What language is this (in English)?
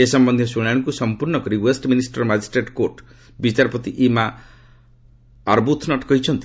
Odia